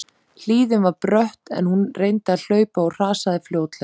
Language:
Icelandic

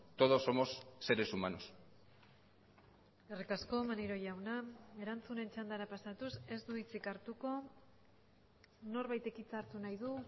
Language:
Basque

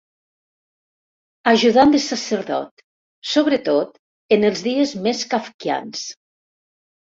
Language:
Catalan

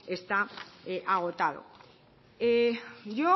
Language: Spanish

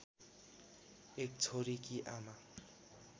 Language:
Nepali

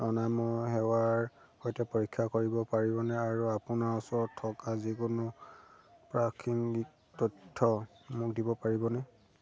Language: Assamese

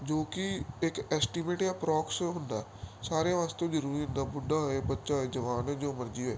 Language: Punjabi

